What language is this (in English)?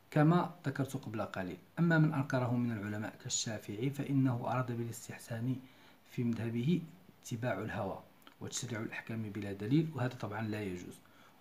Arabic